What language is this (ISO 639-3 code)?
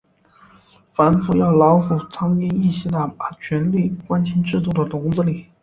zho